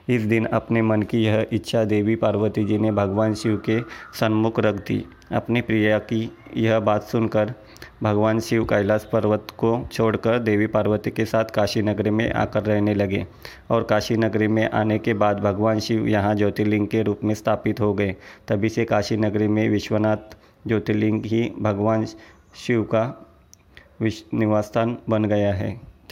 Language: Hindi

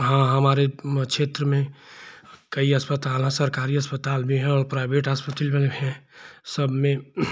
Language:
Hindi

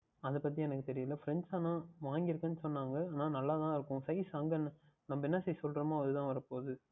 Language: Tamil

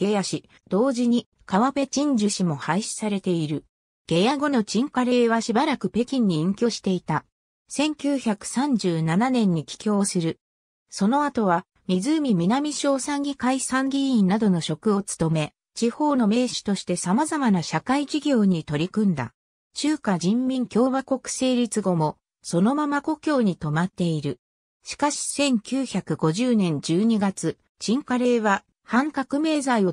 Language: Japanese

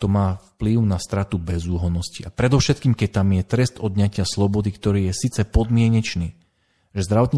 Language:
Slovak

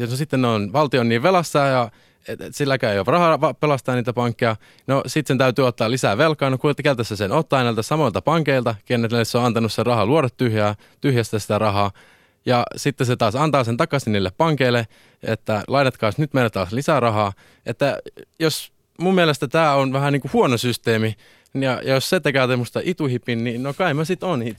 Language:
Finnish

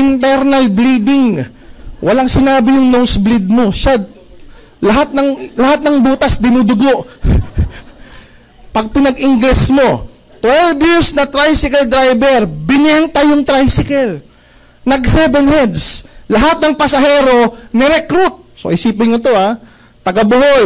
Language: Filipino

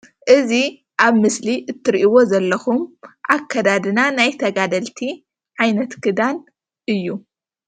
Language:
Tigrinya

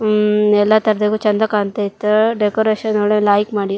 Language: Kannada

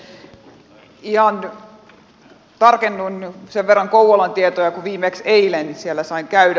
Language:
Finnish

